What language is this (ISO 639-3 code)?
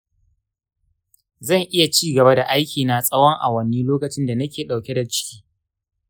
hau